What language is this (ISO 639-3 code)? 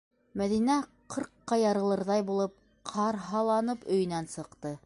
bak